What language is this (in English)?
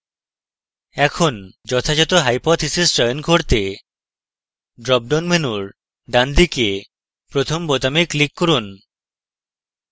Bangla